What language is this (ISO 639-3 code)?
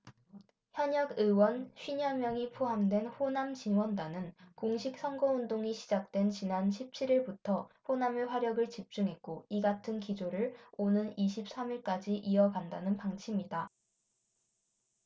kor